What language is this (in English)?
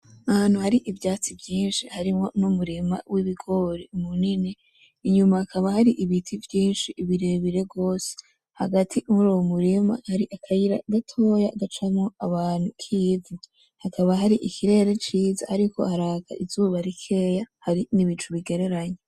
Rundi